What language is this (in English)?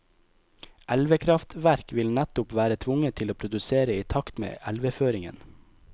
Norwegian